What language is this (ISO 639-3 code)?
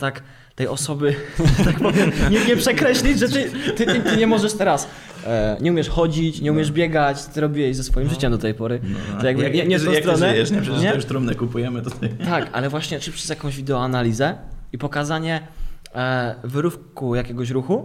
pol